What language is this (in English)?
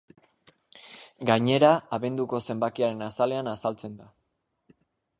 Basque